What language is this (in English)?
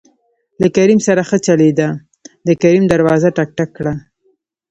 Pashto